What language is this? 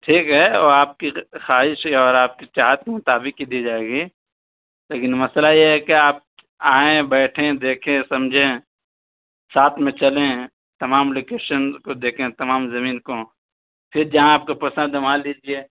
Urdu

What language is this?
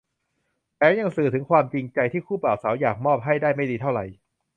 Thai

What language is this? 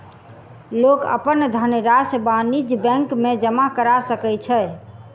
Maithili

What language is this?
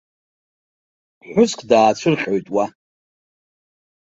Abkhazian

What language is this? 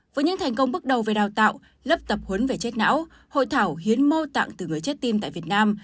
Vietnamese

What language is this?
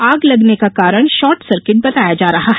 Hindi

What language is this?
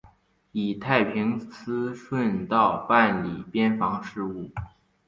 Chinese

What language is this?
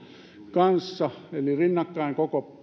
Finnish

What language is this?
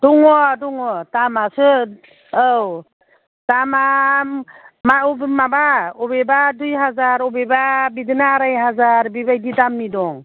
Bodo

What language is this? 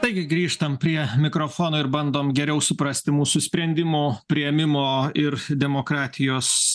Lithuanian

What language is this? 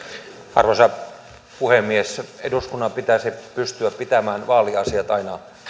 Finnish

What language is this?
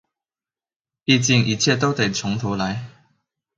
Chinese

